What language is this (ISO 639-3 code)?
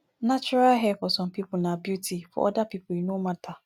pcm